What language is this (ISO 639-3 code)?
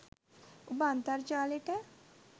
sin